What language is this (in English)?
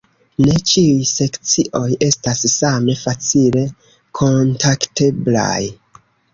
Esperanto